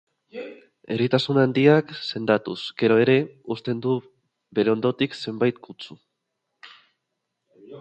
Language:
Basque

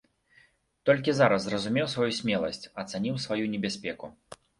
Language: Belarusian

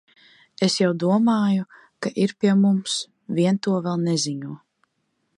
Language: Latvian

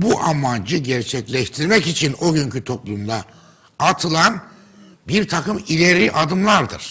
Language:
Turkish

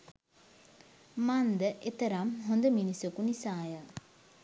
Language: Sinhala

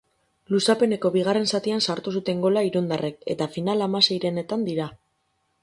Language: Basque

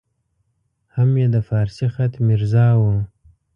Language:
Pashto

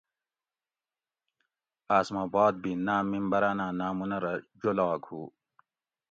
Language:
Gawri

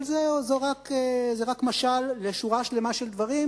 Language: Hebrew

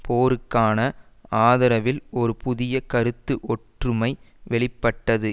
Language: Tamil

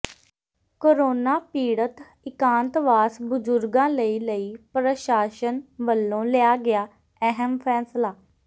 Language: Punjabi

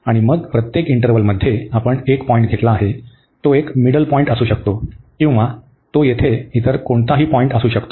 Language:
Marathi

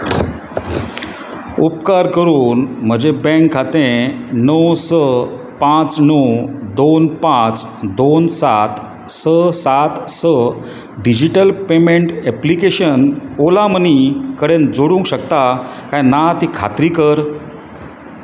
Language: Konkani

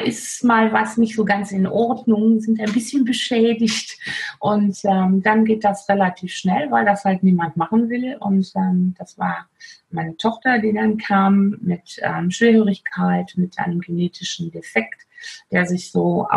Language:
German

